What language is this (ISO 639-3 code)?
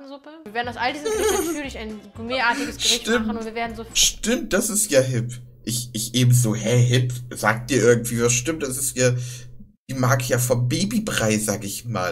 deu